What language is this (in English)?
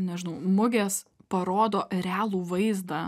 Lithuanian